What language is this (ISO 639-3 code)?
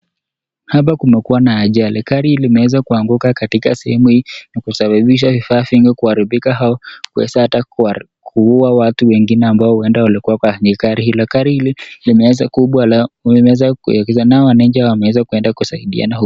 swa